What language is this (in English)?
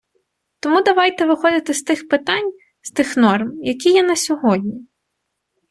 Ukrainian